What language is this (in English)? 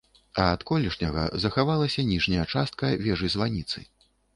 Belarusian